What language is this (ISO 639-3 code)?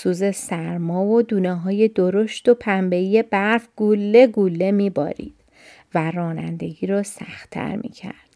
fas